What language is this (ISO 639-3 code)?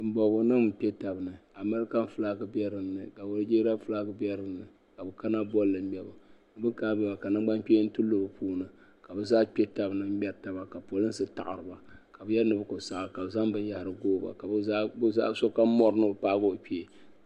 dag